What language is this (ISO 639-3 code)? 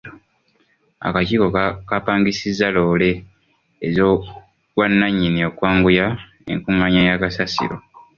lug